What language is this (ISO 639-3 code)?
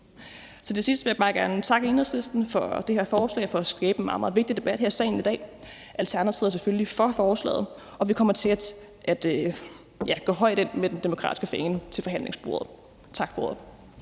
dan